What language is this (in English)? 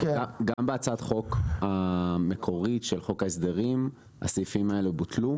Hebrew